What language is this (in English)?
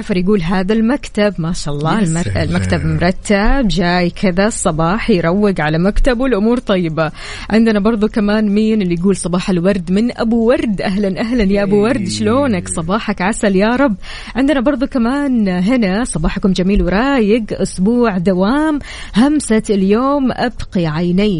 Arabic